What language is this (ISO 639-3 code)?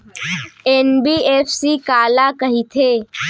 hne